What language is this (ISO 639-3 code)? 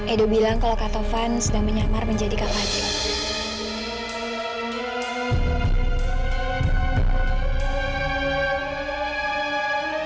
ind